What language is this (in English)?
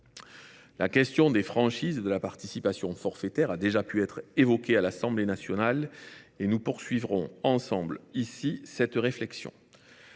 French